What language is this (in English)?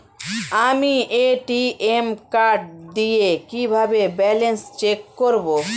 Bangla